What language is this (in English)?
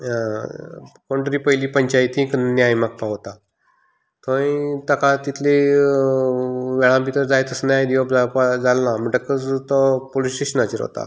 Konkani